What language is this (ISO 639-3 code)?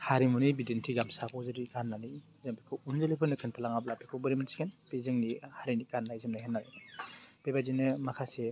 brx